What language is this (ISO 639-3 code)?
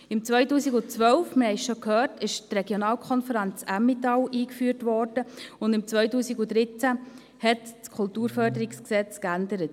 gsw